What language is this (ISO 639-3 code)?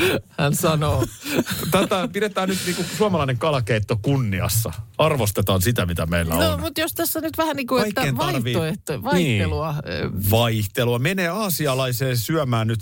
fin